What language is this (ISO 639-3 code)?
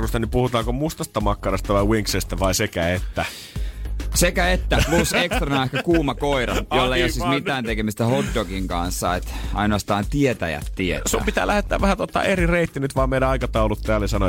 fin